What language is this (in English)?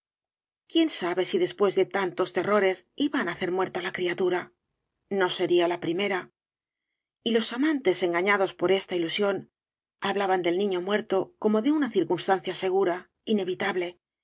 Spanish